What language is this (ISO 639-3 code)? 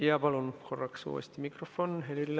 est